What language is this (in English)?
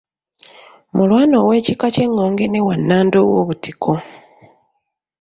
Ganda